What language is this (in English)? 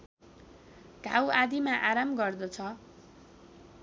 Nepali